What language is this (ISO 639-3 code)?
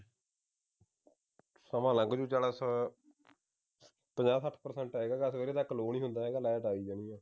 pan